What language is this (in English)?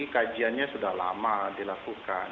Indonesian